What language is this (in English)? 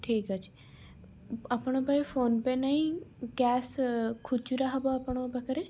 Odia